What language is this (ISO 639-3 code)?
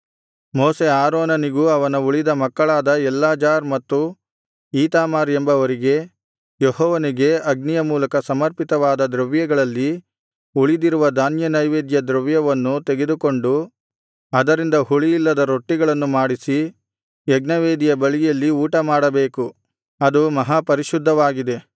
kan